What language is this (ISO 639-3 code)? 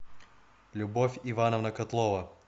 rus